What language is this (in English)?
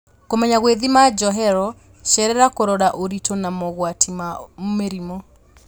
Kikuyu